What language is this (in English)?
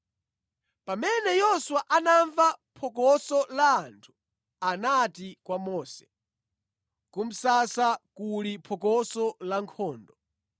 Nyanja